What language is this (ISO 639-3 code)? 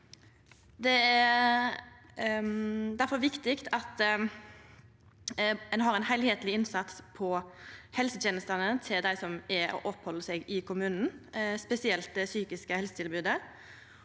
nor